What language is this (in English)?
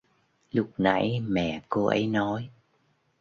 Vietnamese